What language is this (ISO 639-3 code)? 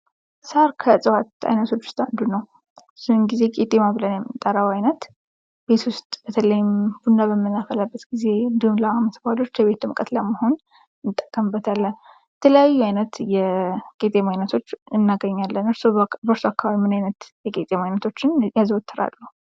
amh